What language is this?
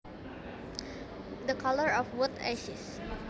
Javanese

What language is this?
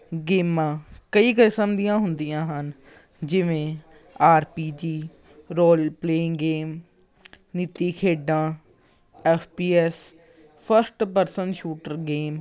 Punjabi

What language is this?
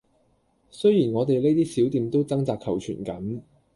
Cantonese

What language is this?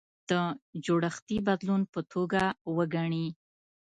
Pashto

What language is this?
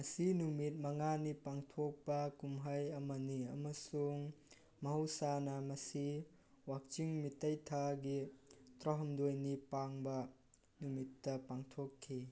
Manipuri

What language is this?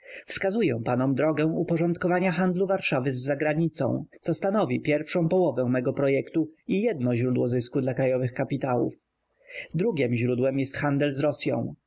Polish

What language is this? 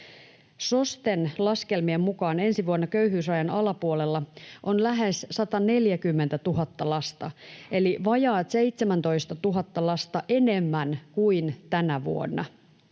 Finnish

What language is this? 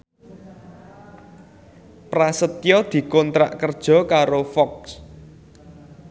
Javanese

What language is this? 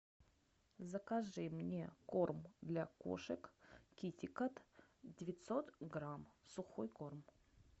Russian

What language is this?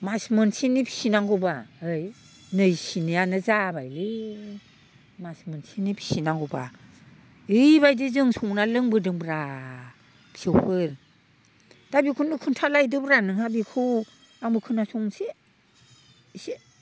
Bodo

